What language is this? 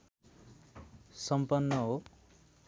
Nepali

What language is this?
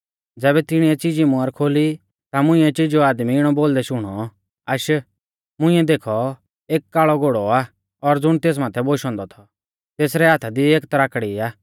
Mahasu Pahari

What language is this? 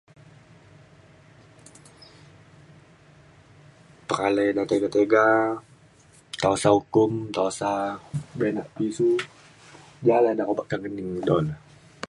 Mainstream Kenyah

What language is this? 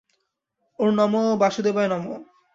Bangla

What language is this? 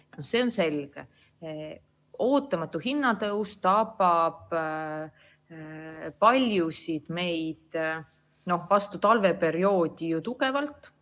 Estonian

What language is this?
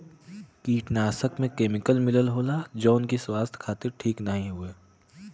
Bhojpuri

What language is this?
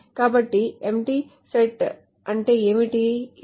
Telugu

